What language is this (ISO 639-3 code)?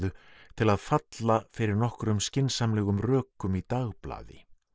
isl